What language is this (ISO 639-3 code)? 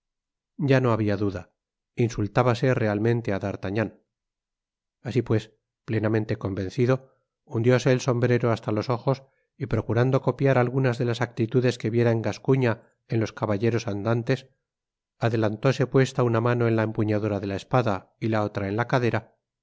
spa